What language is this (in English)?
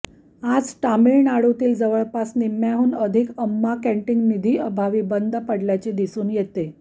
Marathi